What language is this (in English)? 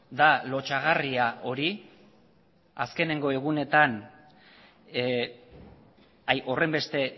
Basque